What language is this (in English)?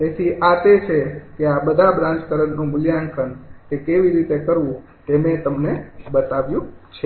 Gujarati